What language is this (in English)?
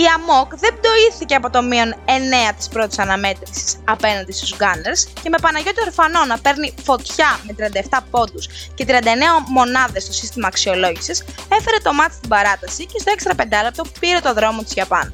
Greek